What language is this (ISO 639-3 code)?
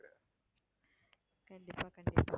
tam